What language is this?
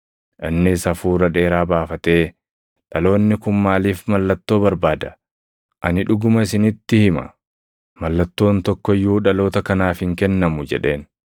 Oromo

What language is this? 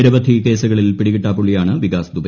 Malayalam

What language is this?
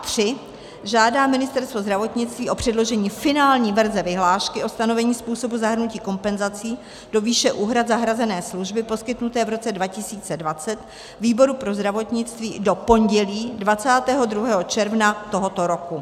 Czech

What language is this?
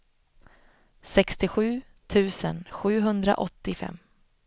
Swedish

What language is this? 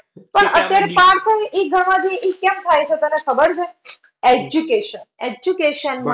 Gujarati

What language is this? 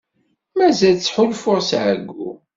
Kabyle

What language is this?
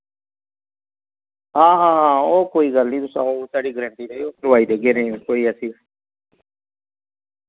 Dogri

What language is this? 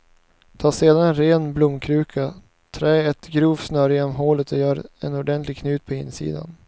Swedish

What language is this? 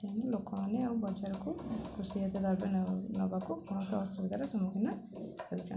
Odia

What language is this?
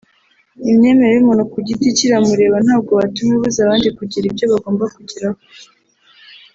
Kinyarwanda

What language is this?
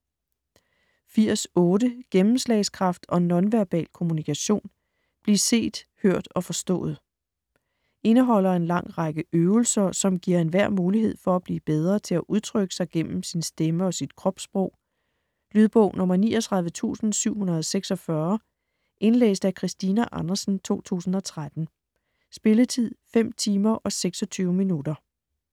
Danish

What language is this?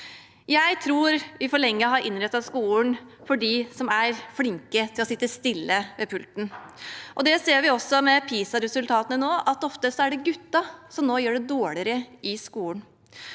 Norwegian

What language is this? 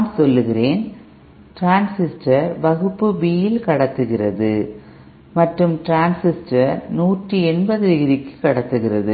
Tamil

